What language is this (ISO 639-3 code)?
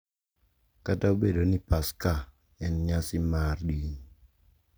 luo